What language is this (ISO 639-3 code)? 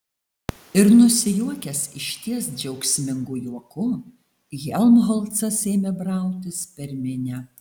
lit